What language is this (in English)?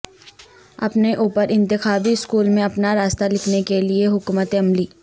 Urdu